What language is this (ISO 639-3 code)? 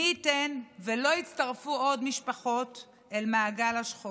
heb